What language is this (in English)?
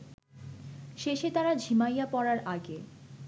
Bangla